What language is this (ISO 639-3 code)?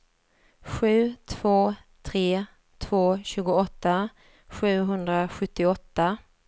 swe